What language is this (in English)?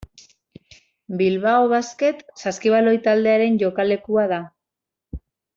Basque